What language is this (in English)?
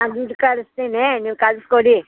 Kannada